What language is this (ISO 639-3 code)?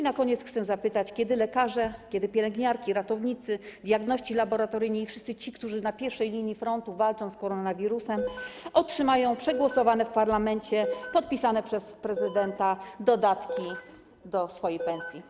pol